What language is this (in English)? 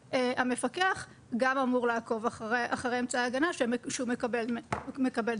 Hebrew